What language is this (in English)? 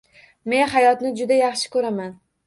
Uzbek